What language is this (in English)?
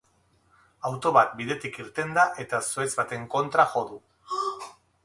Basque